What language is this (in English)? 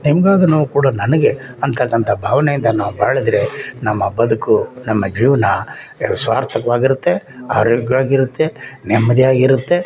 Kannada